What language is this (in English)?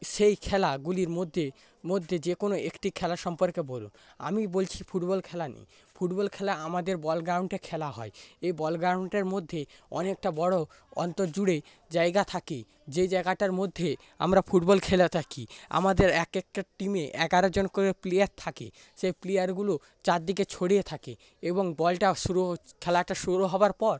Bangla